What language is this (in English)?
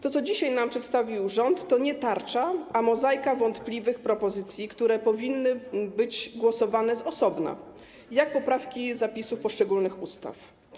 Polish